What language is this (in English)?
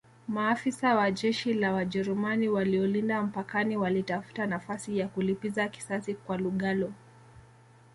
Swahili